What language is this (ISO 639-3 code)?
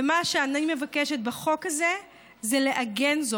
heb